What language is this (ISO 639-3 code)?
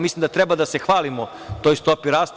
srp